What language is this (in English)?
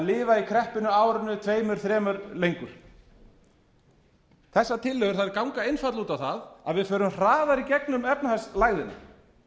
Icelandic